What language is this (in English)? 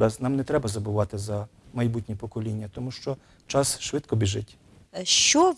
Ukrainian